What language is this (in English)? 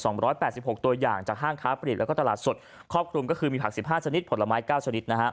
Thai